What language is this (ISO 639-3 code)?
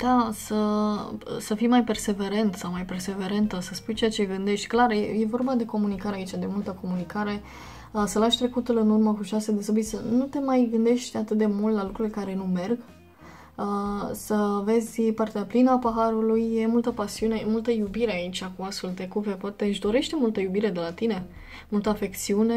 ron